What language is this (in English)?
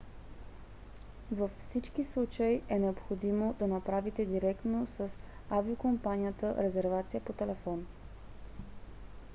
Bulgarian